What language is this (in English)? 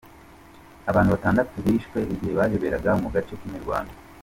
Kinyarwanda